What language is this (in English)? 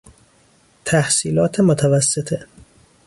Persian